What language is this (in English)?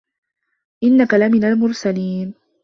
Arabic